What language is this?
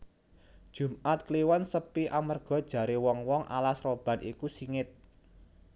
Javanese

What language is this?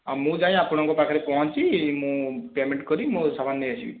Odia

